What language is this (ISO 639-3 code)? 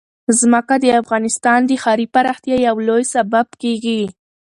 pus